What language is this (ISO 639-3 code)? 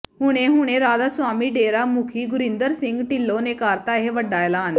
pan